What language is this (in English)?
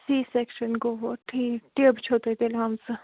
Kashmiri